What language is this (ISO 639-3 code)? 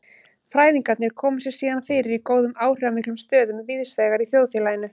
isl